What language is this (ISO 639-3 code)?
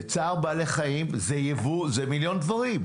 heb